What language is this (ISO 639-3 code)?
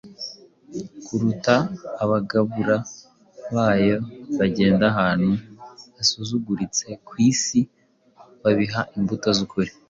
kin